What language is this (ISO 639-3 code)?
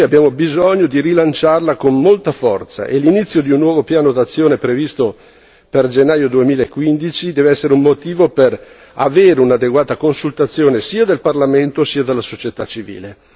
ita